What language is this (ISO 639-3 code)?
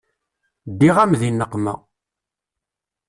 kab